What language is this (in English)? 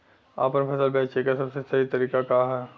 Bhojpuri